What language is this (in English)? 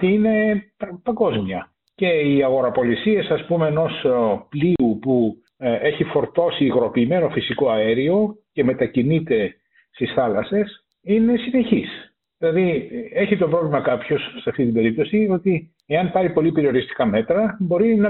Greek